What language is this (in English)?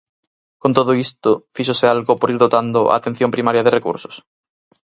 Galician